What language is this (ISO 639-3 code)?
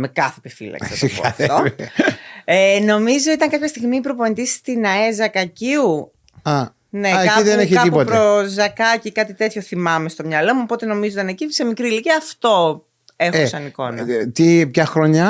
ell